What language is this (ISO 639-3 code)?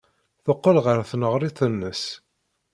kab